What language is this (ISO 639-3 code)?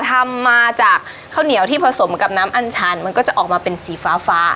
tha